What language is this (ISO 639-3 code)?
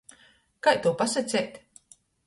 ltg